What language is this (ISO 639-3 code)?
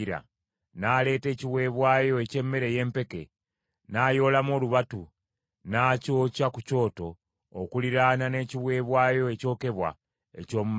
lug